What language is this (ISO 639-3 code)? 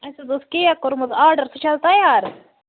kas